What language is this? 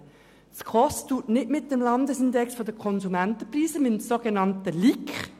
Swiss German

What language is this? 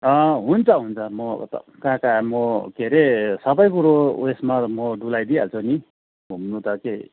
Nepali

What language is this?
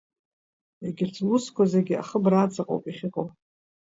Abkhazian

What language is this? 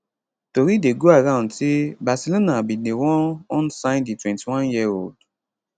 Nigerian Pidgin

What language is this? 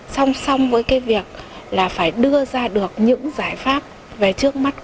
Vietnamese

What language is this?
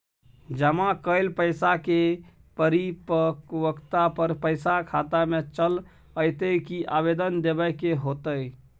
Maithili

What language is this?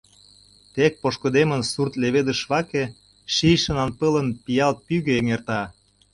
Mari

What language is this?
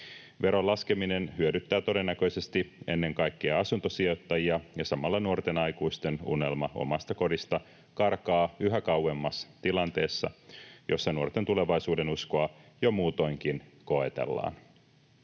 Finnish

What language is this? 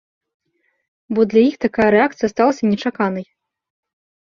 Belarusian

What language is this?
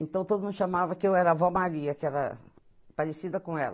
Portuguese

